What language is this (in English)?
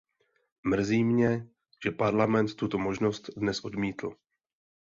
Czech